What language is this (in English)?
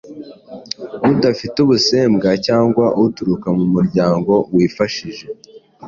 Kinyarwanda